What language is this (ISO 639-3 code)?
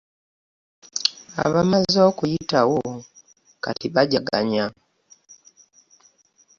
lug